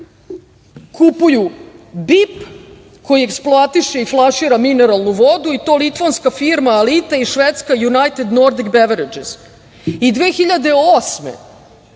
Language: Serbian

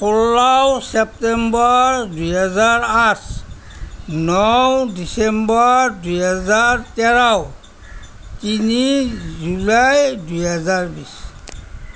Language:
Assamese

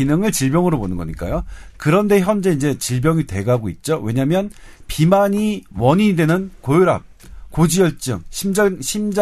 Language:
Korean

